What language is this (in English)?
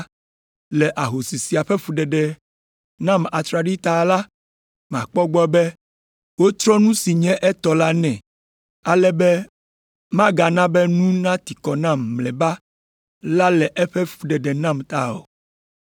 Ewe